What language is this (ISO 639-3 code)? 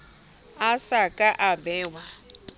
sot